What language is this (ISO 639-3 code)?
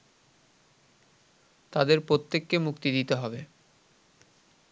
ben